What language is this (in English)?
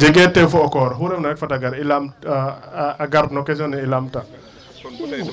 Serer